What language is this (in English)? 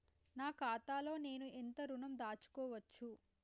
Telugu